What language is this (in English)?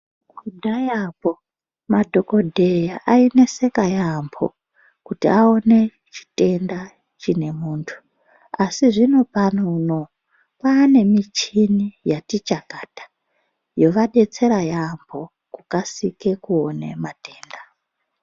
Ndau